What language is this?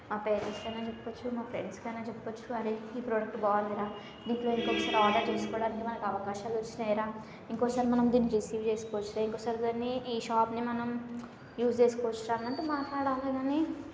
Telugu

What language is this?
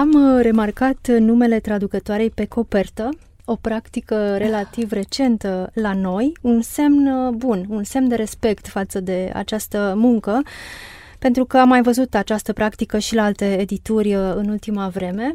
Romanian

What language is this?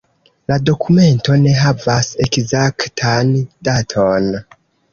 Esperanto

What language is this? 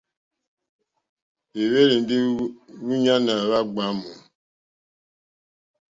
Mokpwe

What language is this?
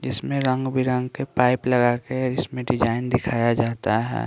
Hindi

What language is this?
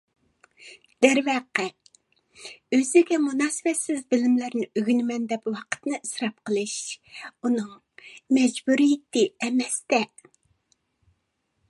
Uyghur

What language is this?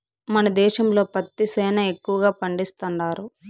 Telugu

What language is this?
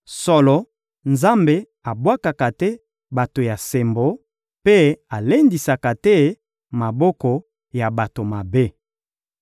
Lingala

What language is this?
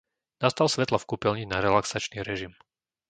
Slovak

